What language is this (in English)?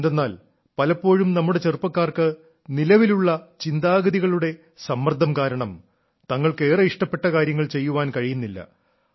Malayalam